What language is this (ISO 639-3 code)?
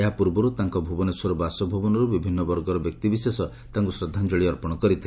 ori